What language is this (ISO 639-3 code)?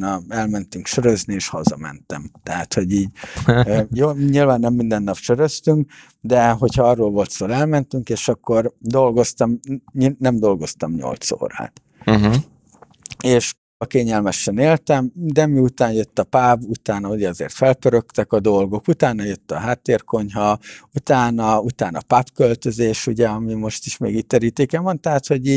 hun